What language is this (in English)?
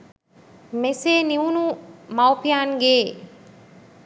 Sinhala